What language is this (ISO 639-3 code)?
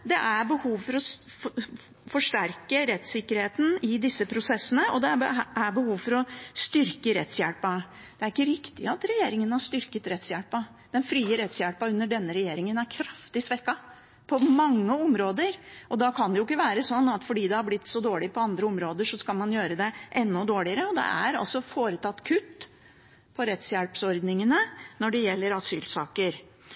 nob